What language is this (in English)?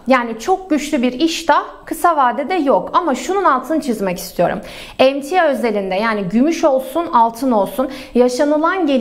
Turkish